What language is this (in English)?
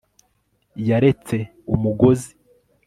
Kinyarwanda